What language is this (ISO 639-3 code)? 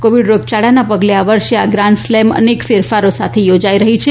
guj